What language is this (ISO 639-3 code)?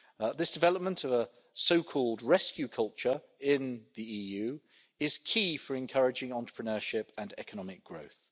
eng